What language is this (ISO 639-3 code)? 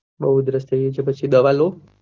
guj